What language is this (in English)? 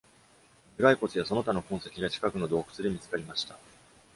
Japanese